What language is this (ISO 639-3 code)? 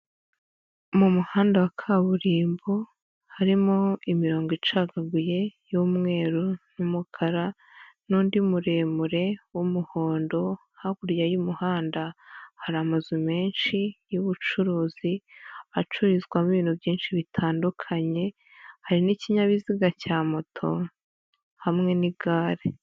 kin